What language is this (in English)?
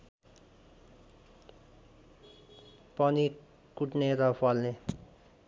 Nepali